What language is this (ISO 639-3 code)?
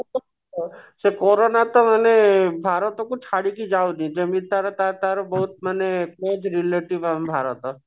ori